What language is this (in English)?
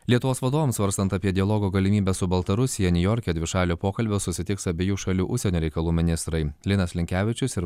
Lithuanian